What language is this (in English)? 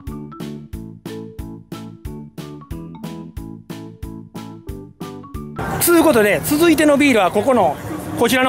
Japanese